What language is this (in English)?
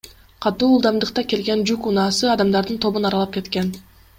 Kyrgyz